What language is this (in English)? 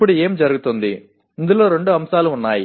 Telugu